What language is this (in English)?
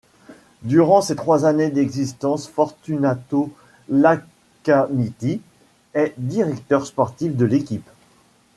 French